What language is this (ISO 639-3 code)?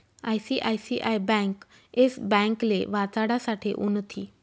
mar